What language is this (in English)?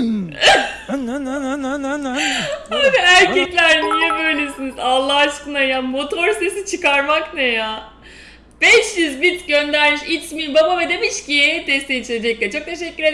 Turkish